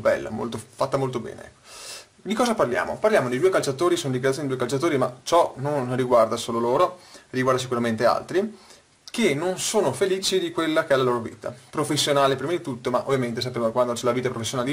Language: Italian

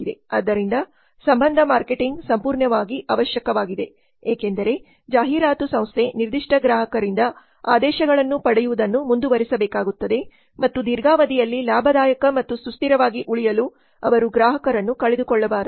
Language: Kannada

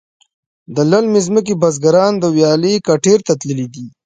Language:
Pashto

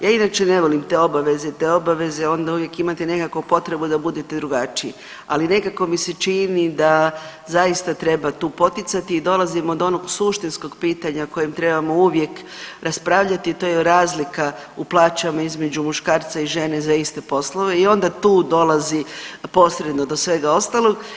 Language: Croatian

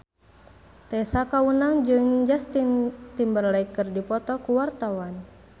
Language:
Sundanese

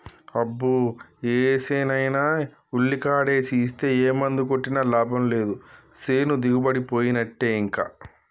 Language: Telugu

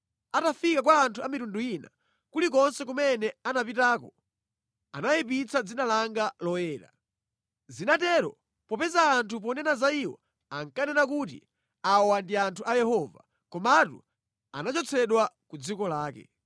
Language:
Nyanja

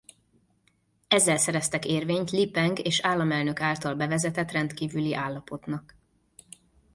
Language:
Hungarian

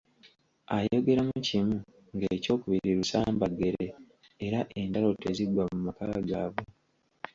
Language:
Ganda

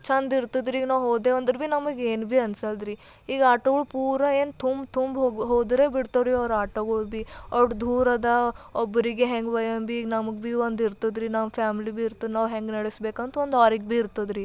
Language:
Kannada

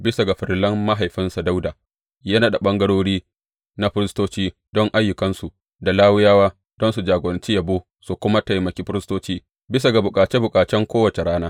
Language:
Hausa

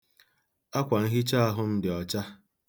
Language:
Igbo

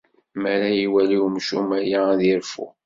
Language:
Kabyle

